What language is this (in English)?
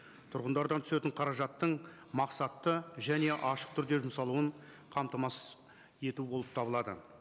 Kazakh